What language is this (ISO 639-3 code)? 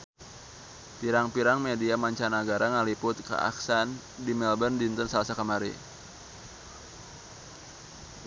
sun